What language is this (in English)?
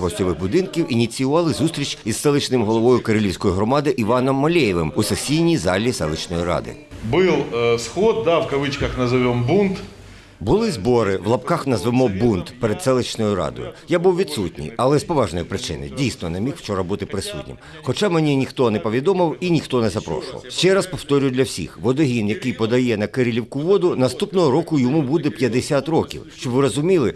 Ukrainian